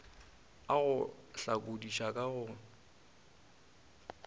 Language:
Northern Sotho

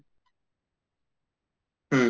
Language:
Assamese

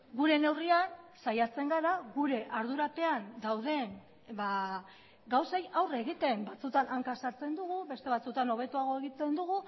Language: Basque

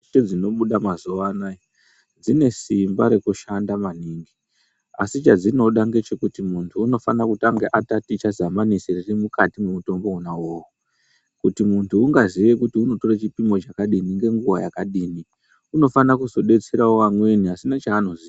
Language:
Ndau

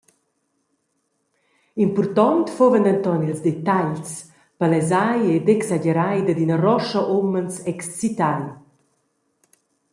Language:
Romansh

